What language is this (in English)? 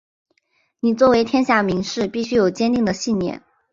Chinese